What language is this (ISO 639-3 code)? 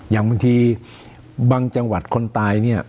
tha